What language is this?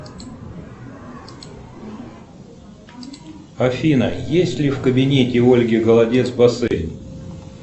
Russian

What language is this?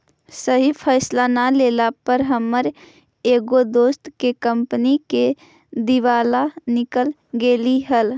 Magahi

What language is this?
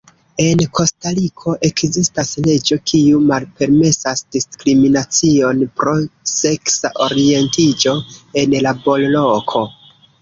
Esperanto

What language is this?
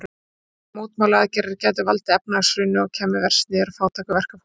Icelandic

